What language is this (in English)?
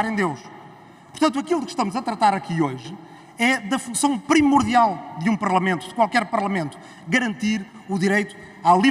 Portuguese